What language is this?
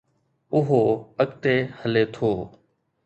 Sindhi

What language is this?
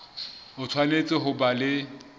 Southern Sotho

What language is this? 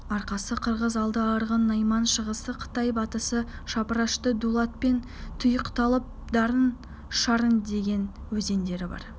Kazakh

